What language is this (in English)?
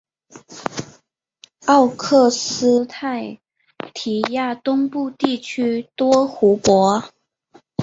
Chinese